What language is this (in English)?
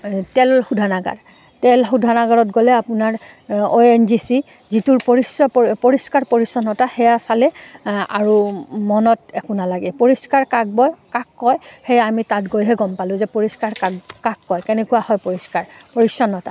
Assamese